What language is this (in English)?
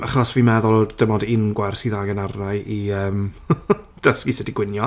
Welsh